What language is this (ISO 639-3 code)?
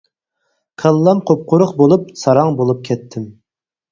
uig